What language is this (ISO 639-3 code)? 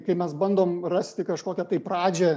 lit